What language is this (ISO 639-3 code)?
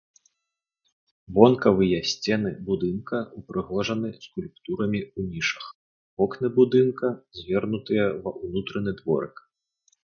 bel